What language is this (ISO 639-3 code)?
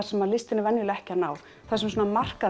isl